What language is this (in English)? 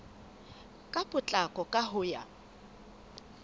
Southern Sotho